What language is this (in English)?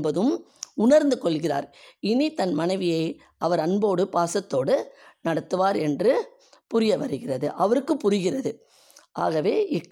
Tamil